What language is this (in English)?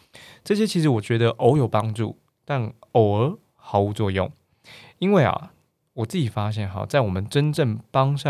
Chinese